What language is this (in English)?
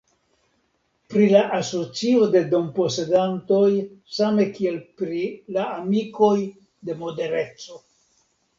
Esperanto